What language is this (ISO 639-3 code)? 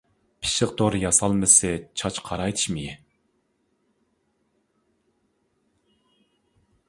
uig